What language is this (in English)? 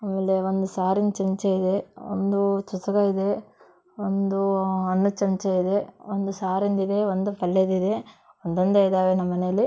Kannada